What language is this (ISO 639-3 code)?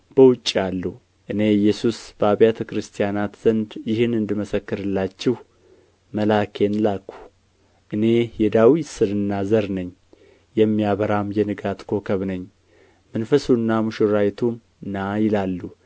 amh